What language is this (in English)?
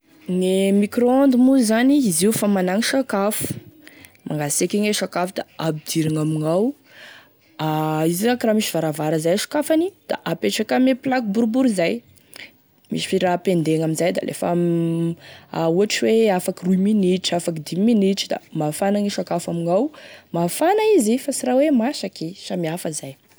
Tesaka Malagasy